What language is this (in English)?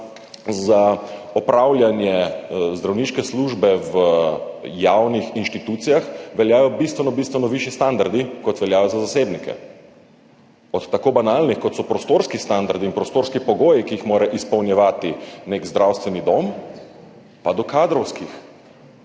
Slovenian